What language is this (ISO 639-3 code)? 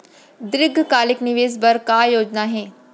hne